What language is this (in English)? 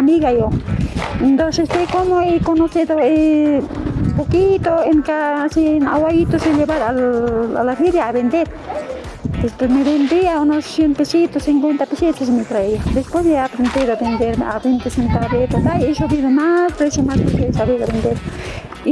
Spanish